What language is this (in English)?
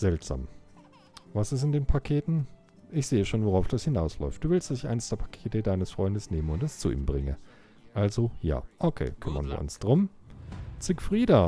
German